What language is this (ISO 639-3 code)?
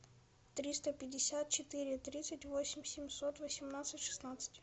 rus